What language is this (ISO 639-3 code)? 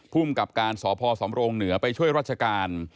tha